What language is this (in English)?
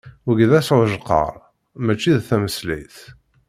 Kabyle